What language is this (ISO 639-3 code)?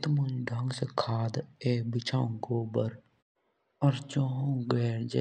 jns